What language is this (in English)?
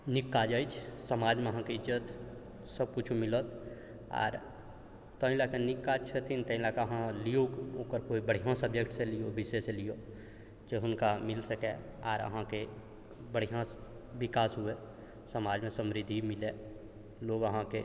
Maithili